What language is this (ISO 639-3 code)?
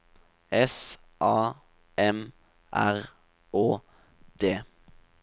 nor